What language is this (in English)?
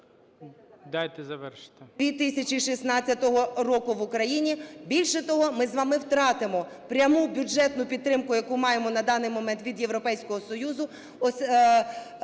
Ukrainian